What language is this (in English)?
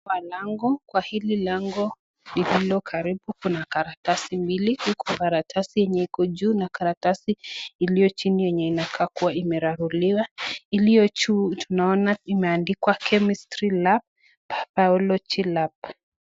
Swahili